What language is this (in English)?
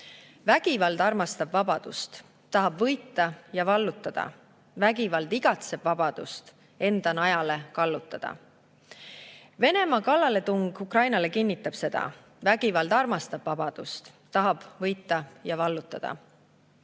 Estonian